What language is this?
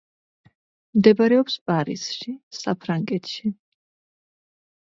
Georgian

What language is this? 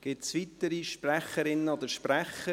Swiss German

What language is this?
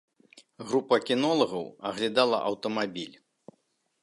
Belarusian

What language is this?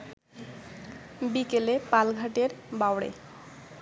Bangla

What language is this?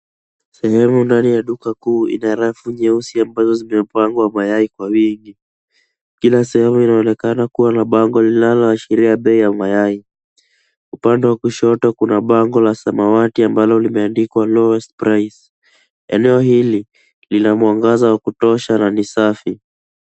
Swahili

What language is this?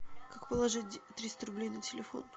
Russian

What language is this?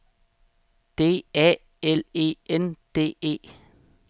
Danish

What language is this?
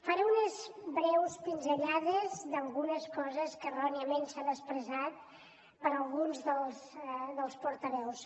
Catalan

